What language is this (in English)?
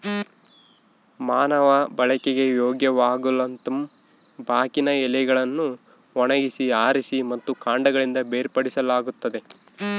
Kannada